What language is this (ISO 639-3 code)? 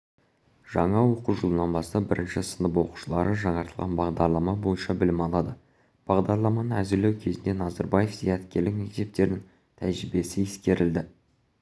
kaz